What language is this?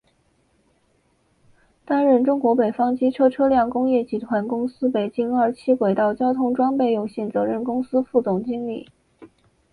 Chinese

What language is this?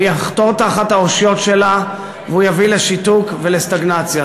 Hebrew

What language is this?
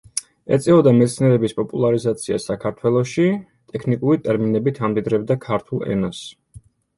Georgian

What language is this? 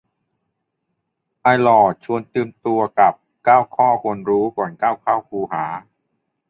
Thai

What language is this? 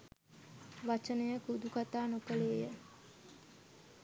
Sinhala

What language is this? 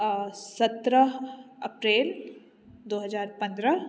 Maithili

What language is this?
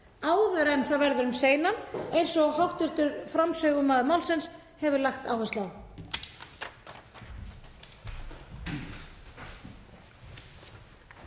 Icelandic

